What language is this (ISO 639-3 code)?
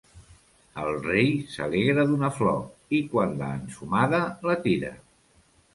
cat